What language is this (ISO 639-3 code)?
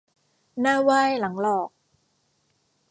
tha